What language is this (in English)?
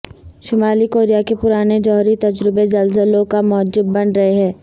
Urdu